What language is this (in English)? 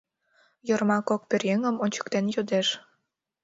Mari